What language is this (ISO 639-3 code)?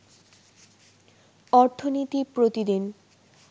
ben